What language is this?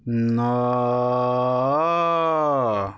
Odia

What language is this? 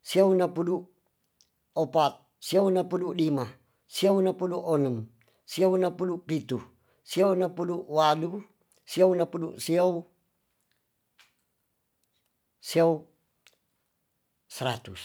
Tonsea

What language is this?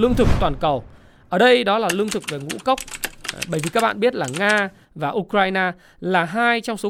Vietnamese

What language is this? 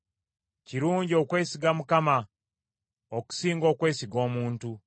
Ganda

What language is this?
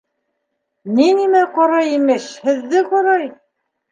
Bashkir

